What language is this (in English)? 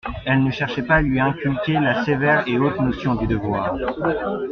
French